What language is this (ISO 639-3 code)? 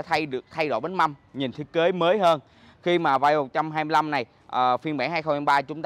vie